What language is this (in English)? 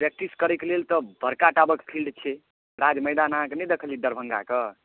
Maithili